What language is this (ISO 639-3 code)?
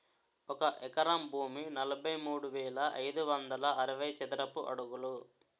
tel